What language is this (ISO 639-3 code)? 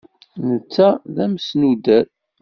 kab